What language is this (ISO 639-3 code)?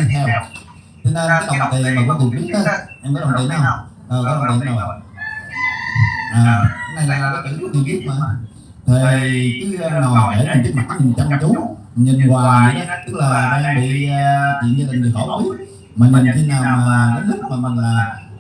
vie